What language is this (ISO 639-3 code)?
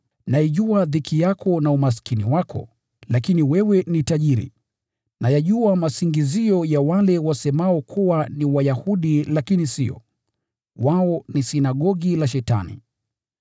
swa